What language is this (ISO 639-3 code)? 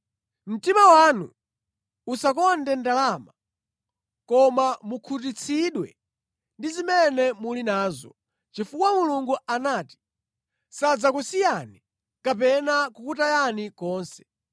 nya